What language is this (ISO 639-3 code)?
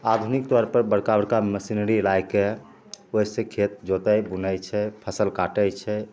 mai